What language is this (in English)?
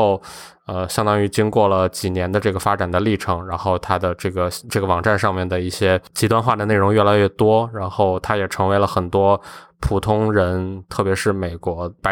Chinese